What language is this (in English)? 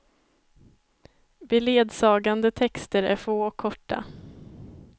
Swedish